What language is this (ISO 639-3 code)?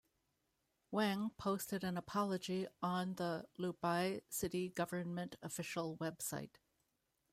eng